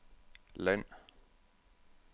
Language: Danish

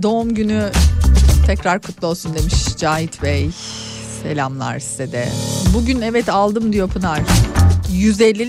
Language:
Turkish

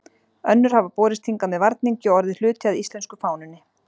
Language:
Icelandic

